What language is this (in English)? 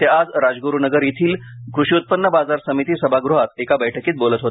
Marathi